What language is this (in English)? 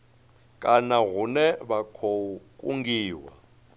Venda